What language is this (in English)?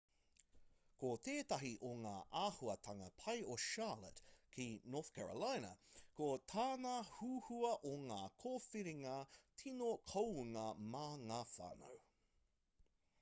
Māori